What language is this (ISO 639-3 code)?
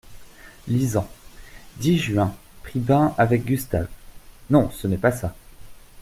fra